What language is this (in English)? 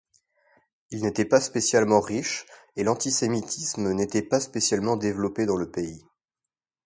French